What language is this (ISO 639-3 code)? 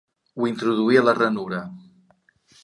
cat